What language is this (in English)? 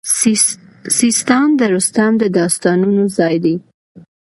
Pashto